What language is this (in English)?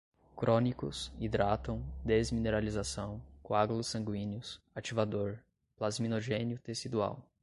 Portuguese